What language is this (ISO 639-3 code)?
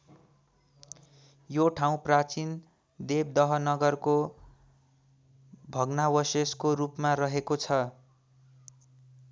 nep